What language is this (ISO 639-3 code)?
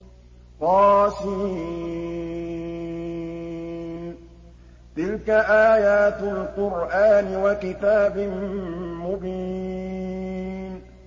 ara